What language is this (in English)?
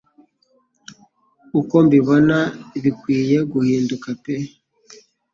Kinyarwanda